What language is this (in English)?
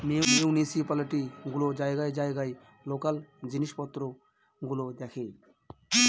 Bangla